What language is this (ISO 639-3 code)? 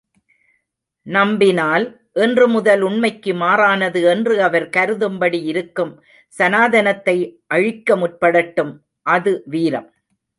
tam